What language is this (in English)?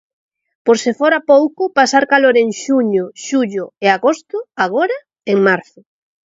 Galician